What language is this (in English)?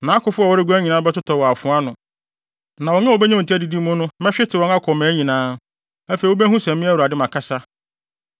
Akan